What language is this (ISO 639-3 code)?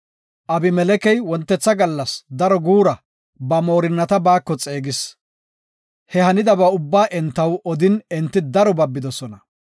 gof